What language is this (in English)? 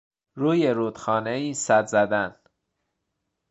Persian